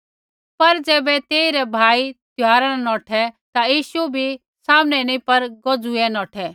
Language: Kullu Pahari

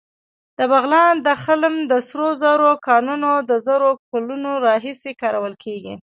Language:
Pashto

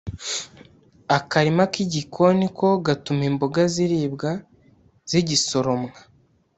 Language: Kinyarwanda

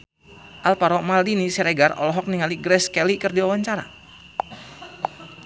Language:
Sundanese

